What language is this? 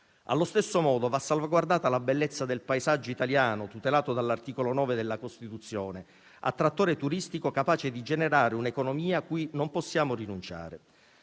Italian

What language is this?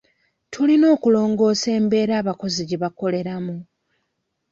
Ganda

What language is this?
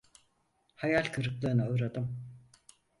Turkish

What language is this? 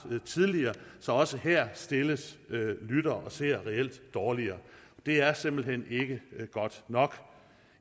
Danish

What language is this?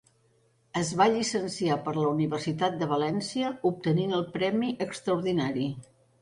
Catalan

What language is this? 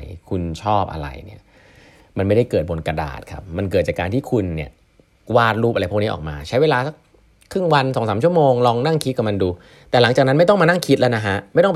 Thai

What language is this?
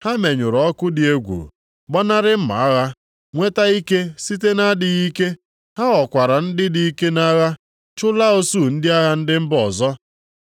Igbo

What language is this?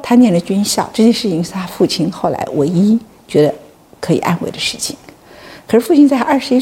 Chinese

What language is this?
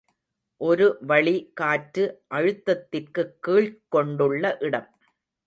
Tamil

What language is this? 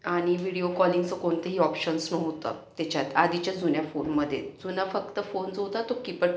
Marathi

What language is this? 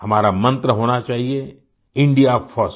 Hindi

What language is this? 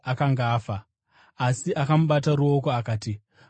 Shona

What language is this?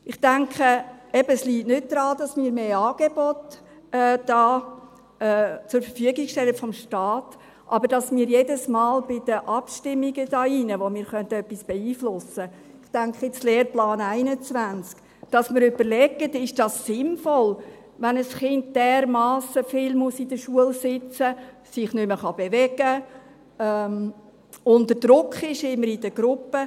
Swiss German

